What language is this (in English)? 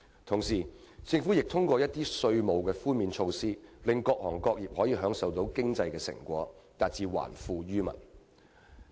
Cantonese